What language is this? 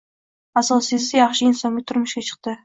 Uzbek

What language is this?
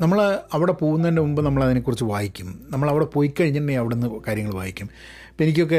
Malayalam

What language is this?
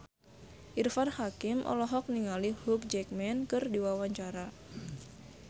Sundanese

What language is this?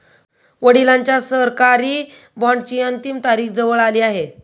Marathi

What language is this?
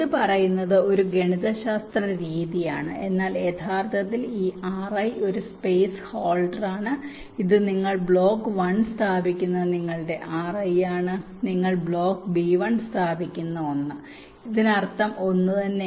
Malayalam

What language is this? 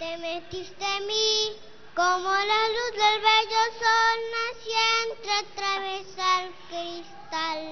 Spanish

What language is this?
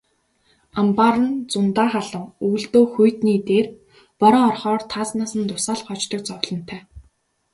Mongolian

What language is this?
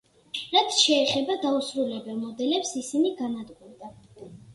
Georgian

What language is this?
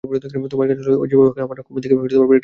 Bangla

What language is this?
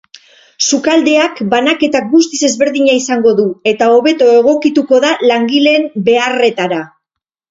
Basque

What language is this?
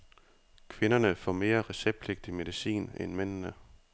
Danish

